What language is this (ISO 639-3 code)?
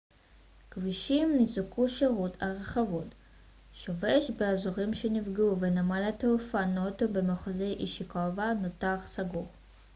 heb